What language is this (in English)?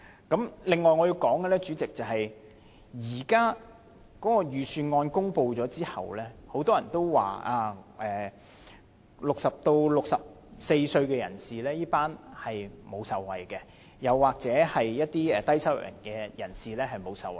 Cantonese